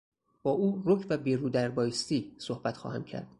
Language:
Persian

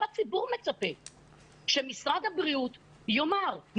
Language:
Hebrew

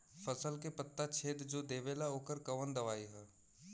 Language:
Bhojpuri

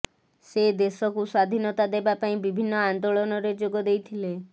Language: Odia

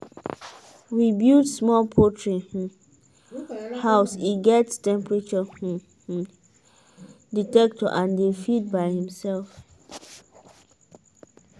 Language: Nigerian Pidgin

